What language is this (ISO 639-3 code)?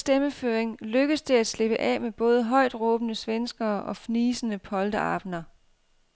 dan